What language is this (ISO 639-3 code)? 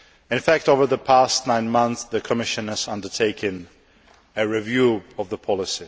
eng